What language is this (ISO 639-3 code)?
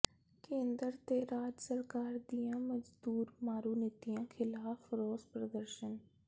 pan